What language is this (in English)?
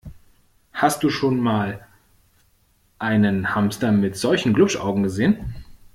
German